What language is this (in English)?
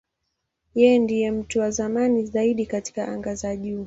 Swahili